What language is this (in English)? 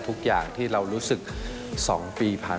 Thai